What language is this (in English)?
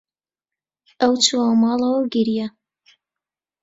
Central Kurdish